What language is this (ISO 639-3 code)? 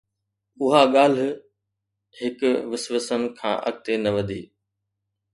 snd